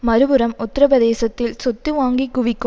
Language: Tamil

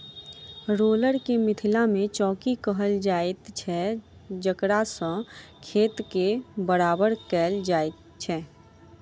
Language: Maithili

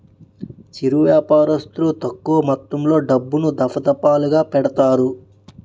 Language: Telugu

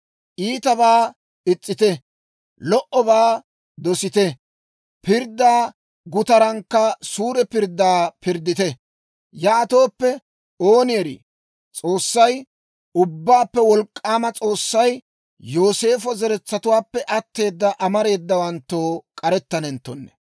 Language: Dawro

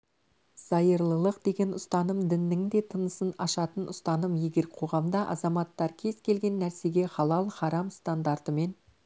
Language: Kazakh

